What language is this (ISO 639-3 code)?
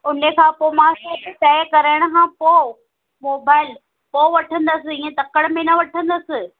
snd